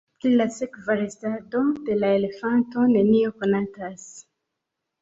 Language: Esperanto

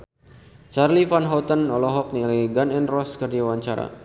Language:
Sundanese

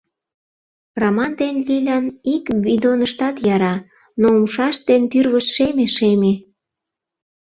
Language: Mari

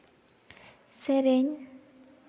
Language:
Santali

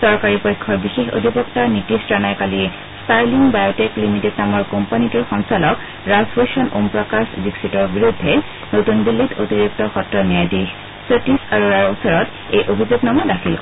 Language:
Assamese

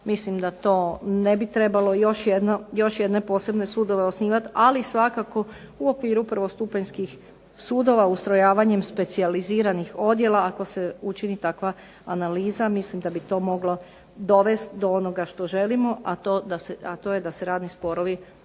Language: Croatian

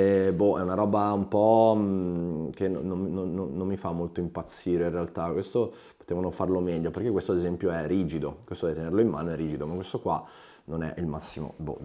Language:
Italian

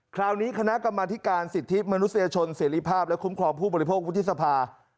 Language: Thai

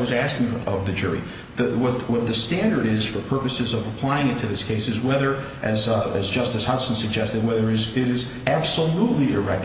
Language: English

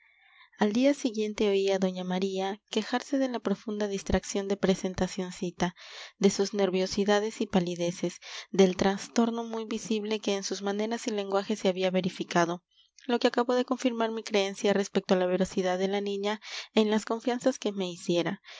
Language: Spanish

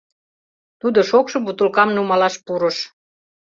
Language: Mari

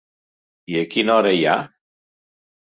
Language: Catalan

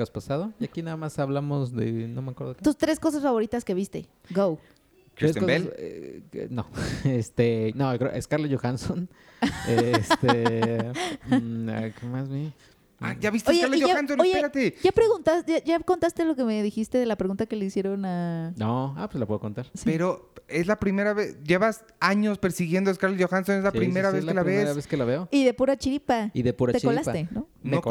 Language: Spanish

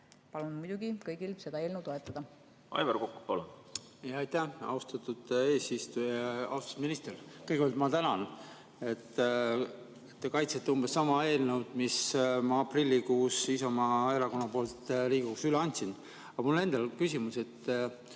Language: Estonian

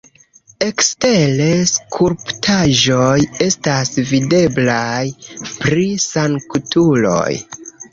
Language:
Esperanto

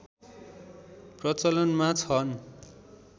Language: Nepali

